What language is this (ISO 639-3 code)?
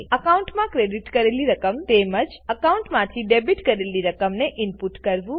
guj